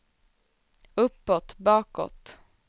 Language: Swedish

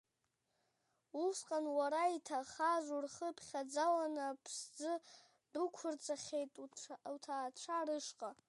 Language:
Abkhazian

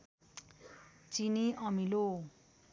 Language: Nepali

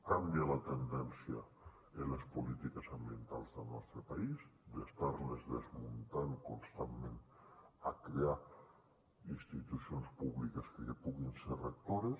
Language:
Catalan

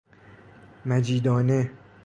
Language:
Persian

